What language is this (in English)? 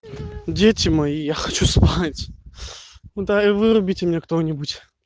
Russian